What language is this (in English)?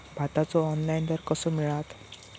Marathi